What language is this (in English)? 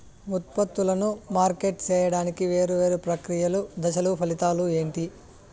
Telugu